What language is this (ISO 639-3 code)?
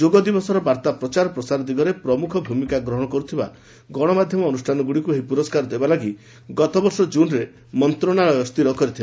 ori